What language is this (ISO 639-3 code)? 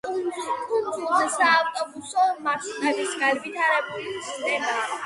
kat